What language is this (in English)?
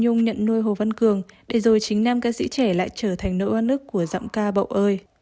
Vietnamese